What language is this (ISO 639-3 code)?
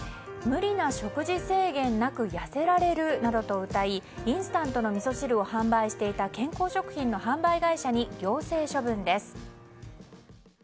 jpn